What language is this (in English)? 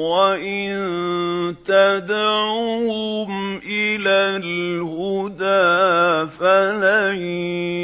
Arabic